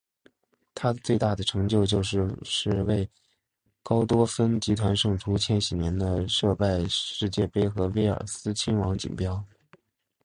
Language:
Chinese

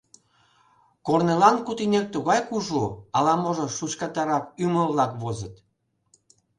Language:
Mari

